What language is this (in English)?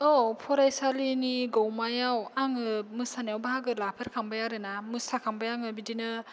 Bodo